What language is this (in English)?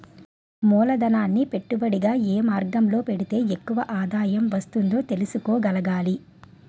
Telugu